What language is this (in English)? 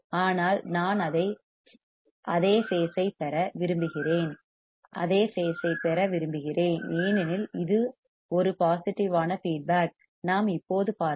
Tamil